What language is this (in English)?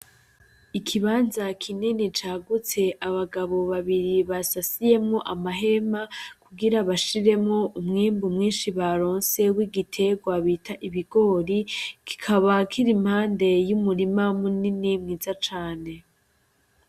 Rundi